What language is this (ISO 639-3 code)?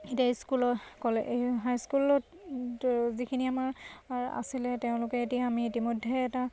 asm